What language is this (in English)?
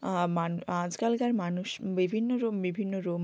Bangla